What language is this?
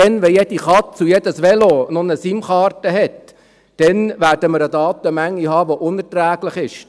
Swiss German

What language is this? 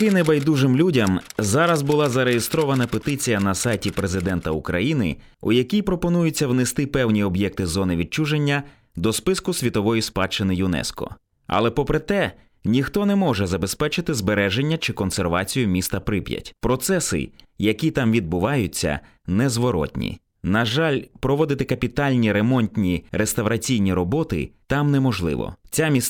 Ukrainian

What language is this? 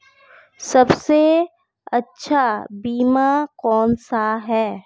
Hindi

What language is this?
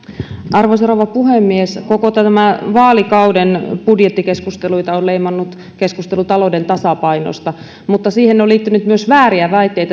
Finnish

